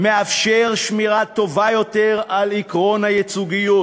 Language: Hebrew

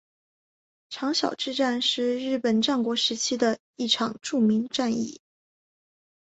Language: Chinese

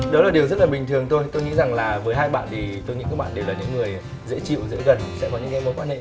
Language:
Vietnamese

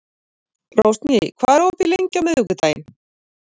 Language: Icelandic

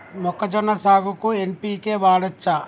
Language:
Telugu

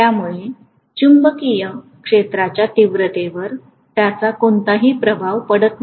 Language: Marathi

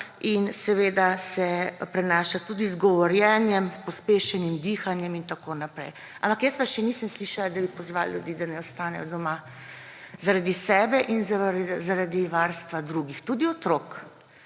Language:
Slovenian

